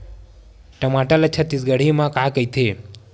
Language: Chhattisgarhi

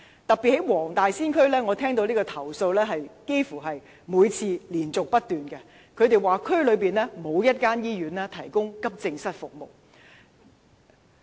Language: Cantonese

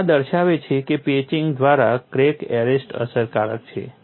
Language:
Gujarati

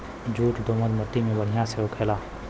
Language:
Bhojpuri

